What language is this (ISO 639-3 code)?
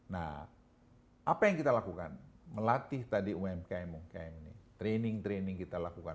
ind